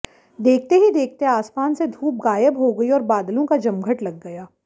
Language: Hindi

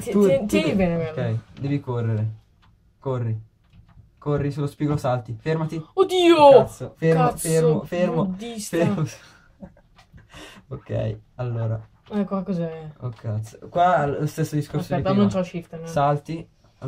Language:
Italian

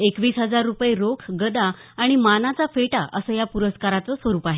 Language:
Marathi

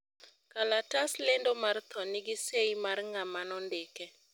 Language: Luo (Kenya and Tanzania)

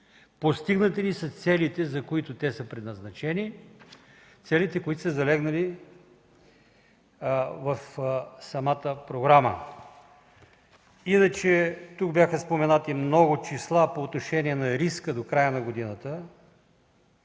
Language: Bulgarian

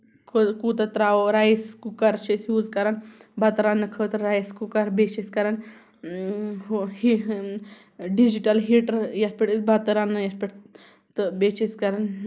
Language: Kashmiri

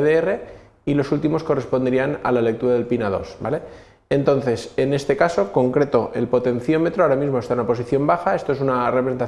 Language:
Spanish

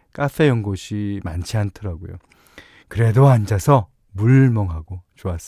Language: Korean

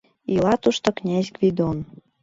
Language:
Mari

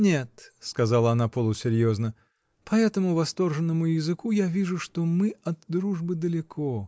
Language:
Russian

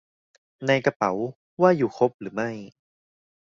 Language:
Thai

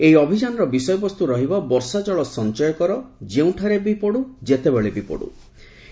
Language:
Odia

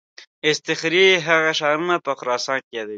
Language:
Pashto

